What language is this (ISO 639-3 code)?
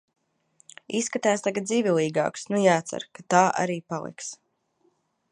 lav